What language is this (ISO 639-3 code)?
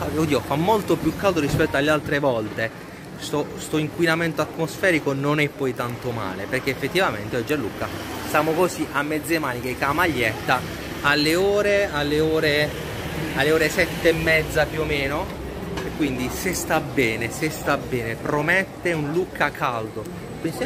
ita